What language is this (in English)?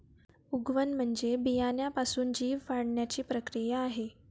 Marathi